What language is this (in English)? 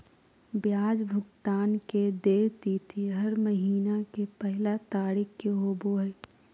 Magahi